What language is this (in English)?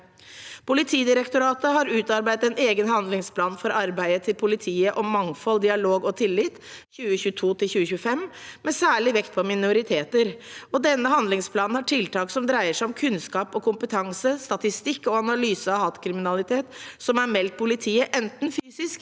Norwegian